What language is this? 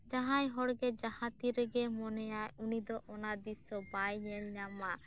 Santali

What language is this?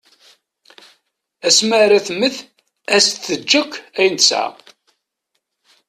Kabyle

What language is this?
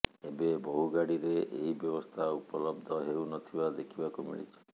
Odia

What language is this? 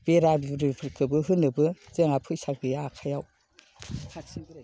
Bodo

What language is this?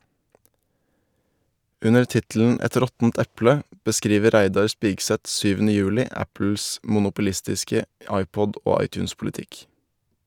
Norwegian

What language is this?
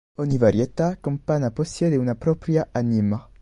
Italian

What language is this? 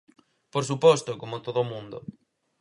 Galician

